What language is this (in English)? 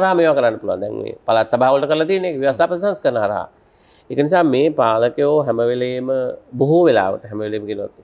Indonesian